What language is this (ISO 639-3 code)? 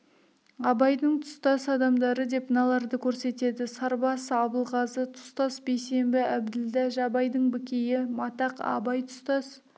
kaz